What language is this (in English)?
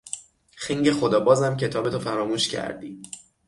Persian